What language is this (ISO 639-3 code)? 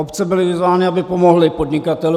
ces